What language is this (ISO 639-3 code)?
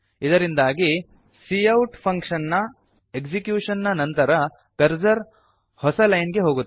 kan